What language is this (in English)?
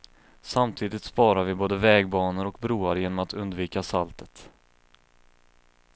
Swedish